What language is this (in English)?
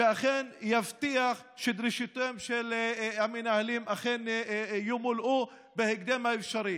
Hebrew